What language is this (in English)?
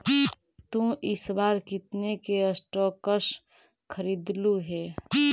Magahi